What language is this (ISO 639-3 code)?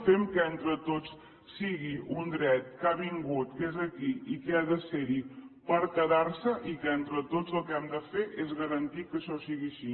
cat